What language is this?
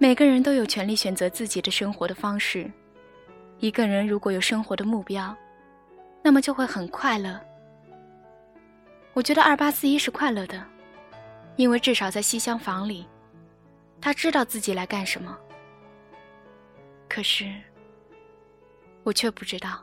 Chinese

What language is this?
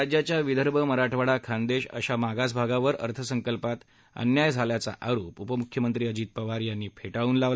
Marathi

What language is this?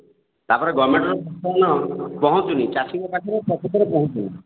Odia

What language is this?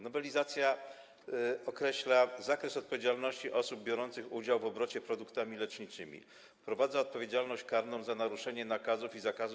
Polish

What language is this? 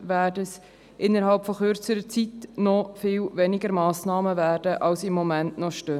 Swiss German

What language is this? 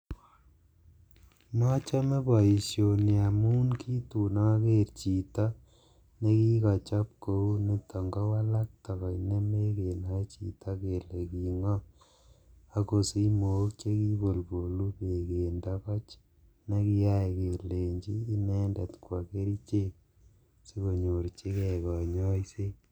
Kalenjin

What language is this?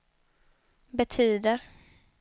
Swedish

